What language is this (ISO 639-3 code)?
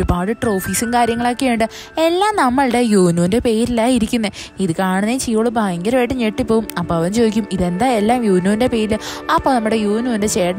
mal